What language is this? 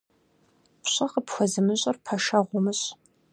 Kabardian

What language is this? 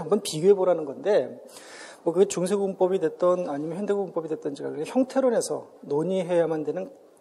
Korean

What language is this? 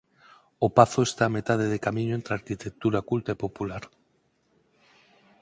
Galician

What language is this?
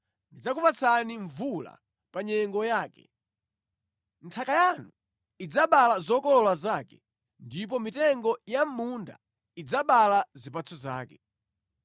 Nyanja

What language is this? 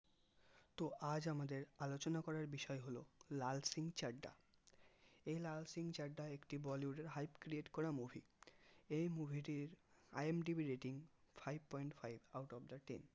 Bangla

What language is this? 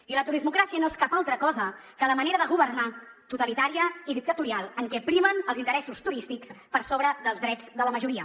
Catalan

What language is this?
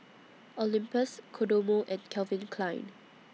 English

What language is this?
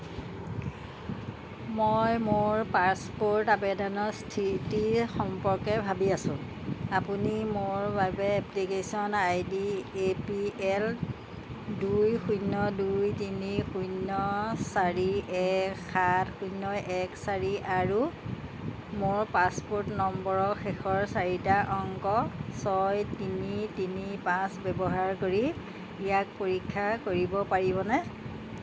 Assamese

